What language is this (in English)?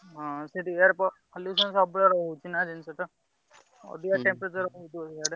Odia